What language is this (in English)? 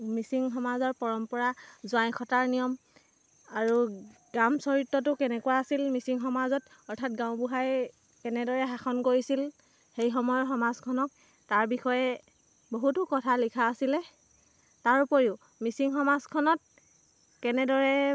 Assamese